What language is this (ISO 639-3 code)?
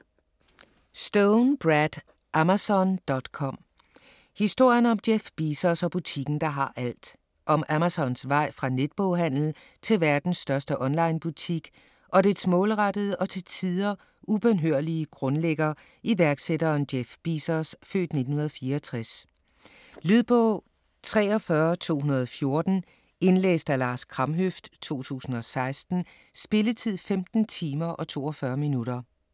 dan